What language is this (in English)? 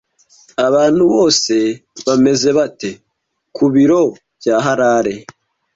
Kinyarwanda